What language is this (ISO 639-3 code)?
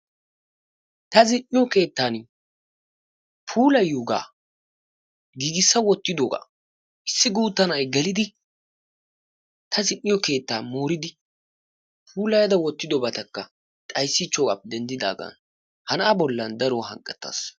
wal